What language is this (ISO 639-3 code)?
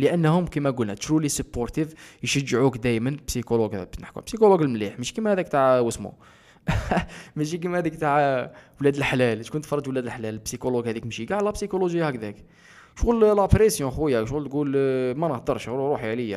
ara